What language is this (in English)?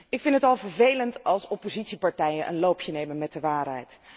Dutch